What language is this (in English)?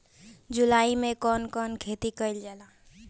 Bhojpuri